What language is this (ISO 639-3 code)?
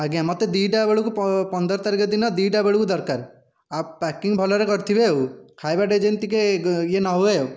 ori